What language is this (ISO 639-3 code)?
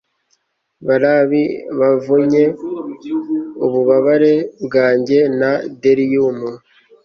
kin